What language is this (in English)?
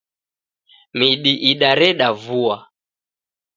Taita